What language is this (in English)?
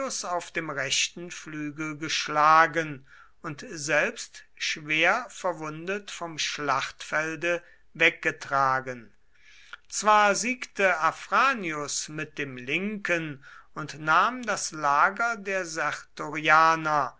German